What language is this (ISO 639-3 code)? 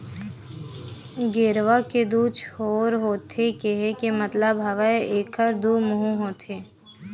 hne